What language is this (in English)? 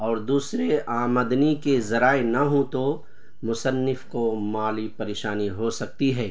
Urdu